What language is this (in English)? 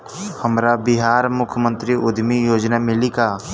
Bhojpuri